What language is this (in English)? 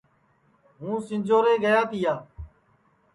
Sansi